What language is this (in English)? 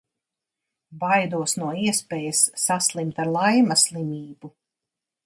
Latvian